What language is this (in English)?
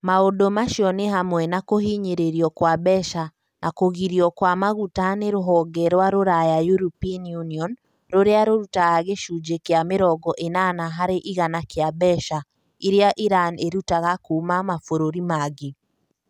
Kikuyu